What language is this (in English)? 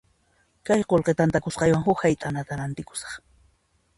Puno Quechua